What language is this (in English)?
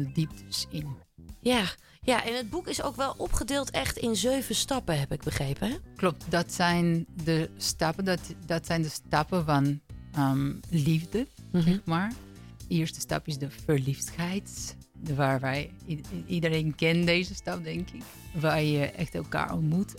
Dutch